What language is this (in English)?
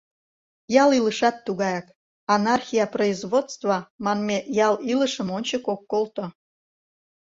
Mari